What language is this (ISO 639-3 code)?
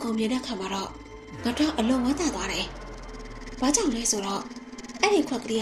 tha